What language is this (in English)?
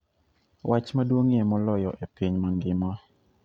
Luo (Kenya and Tanzania)